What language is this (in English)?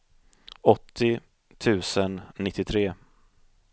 Swedish